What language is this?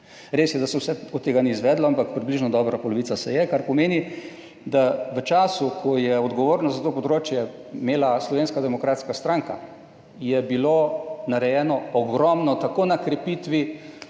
Slovenian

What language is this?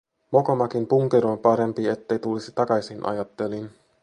Finnish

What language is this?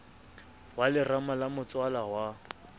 Southern Sotho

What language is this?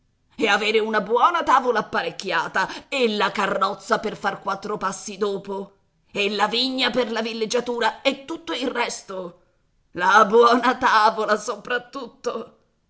Italian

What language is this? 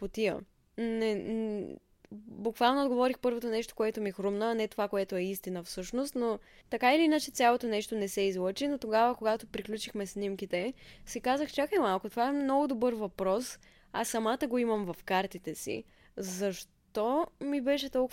Bulgarian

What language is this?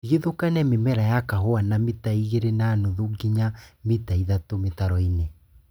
Kikuyu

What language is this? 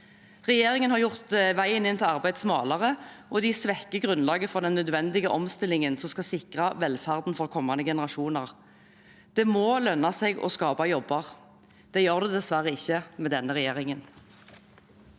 Norwegian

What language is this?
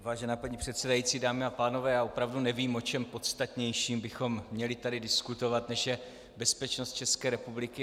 Czech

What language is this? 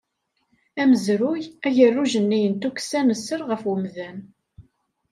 Kabyle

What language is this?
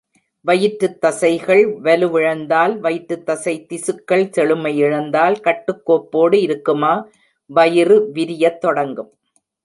Tamil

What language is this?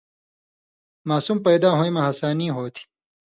Indus Kohistani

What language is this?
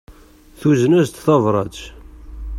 Kabyle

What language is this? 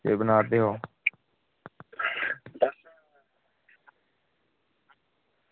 Dogri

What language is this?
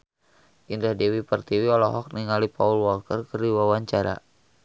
Sundanese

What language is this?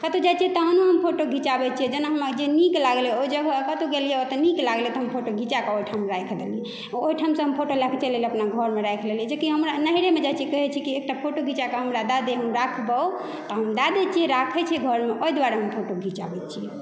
Maithili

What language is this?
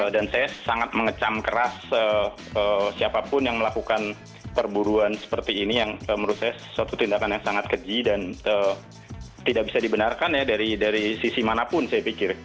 Indonesian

